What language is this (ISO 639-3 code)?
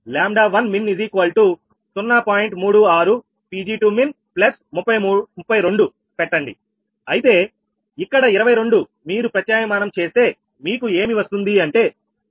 tel